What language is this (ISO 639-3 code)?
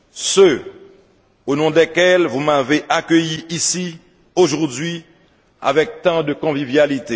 fra